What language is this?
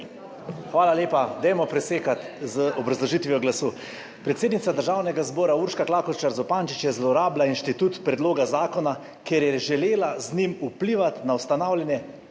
Slovenian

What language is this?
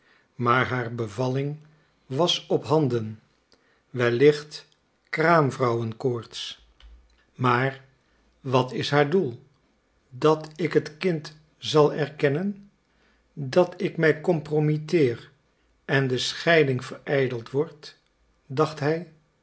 Dutch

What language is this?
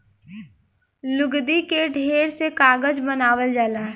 Bhojpuri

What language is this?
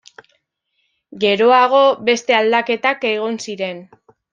Basque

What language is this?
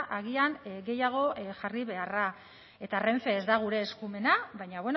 Basque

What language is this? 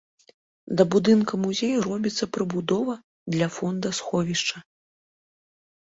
Belarusian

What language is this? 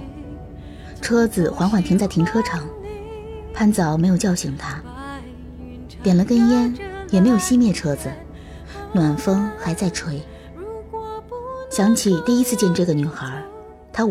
Chinese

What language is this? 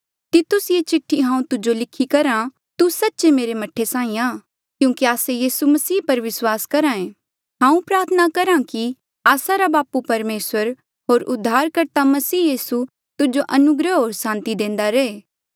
Mandeali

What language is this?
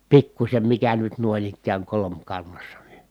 Finnish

